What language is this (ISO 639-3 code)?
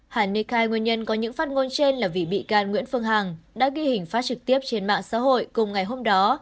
vie